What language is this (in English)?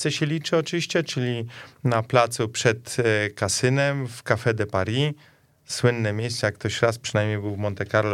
Polish